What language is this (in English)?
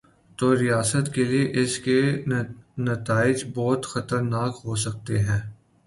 Urdu